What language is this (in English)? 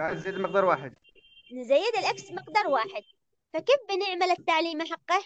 Arabic